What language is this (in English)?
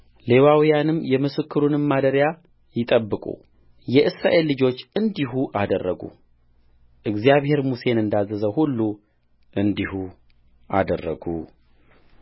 Amharic